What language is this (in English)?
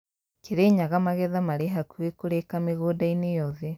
Kikuyu